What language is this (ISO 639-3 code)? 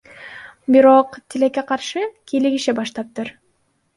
kir